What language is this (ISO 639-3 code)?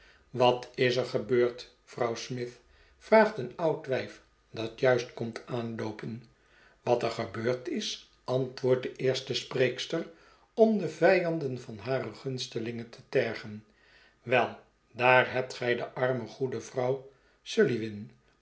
nld